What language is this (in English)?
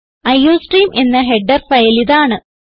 Malayalam